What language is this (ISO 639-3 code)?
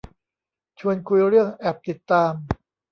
tha